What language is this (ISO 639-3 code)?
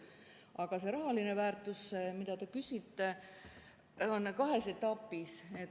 est